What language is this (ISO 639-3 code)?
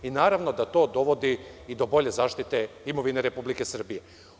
srp